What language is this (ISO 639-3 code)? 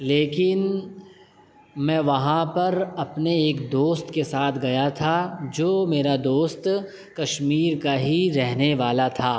urd